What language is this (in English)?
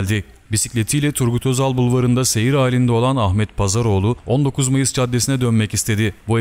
Turkish